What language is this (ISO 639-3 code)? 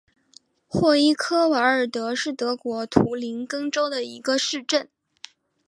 zho